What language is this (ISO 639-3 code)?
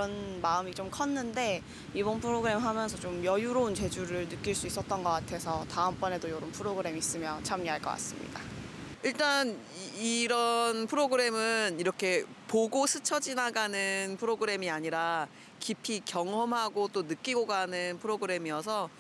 kor